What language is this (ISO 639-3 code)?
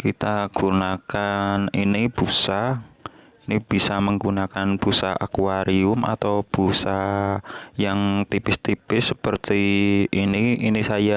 ind